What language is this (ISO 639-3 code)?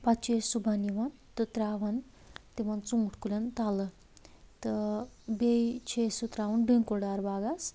kas